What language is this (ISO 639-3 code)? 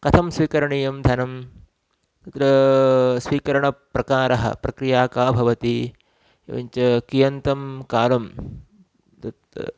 san